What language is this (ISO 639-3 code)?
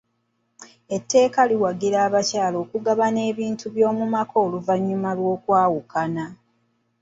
lug